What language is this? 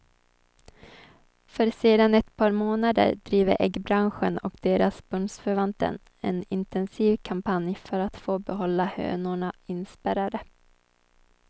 Swedish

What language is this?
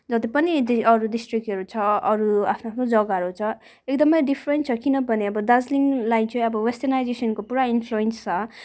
Nepali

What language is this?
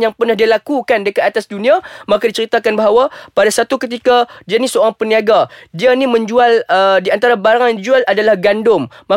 Malay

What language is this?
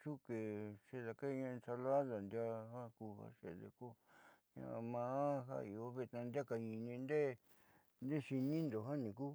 Southeastern Nochixtlán Mixtec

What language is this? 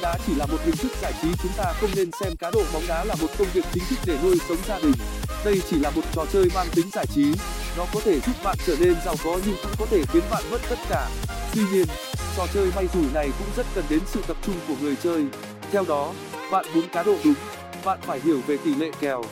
Vietnamese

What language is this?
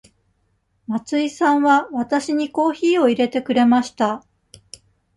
Japanese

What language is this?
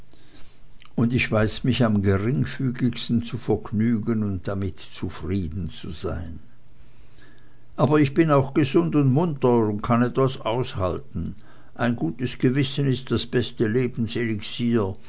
German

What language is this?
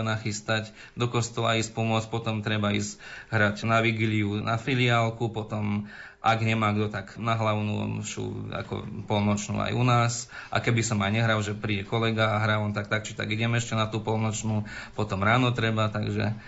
Slovak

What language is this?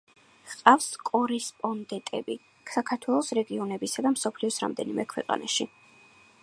Georgian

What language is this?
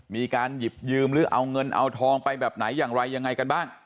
Thai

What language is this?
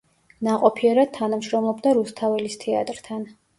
Georgian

